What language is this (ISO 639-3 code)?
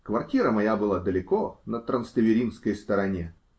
rus